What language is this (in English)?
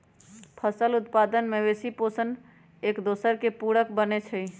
Magahi